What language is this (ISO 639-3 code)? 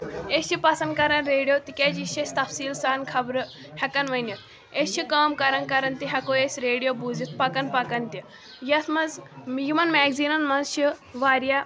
kas